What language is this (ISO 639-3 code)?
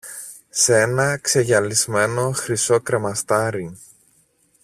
ell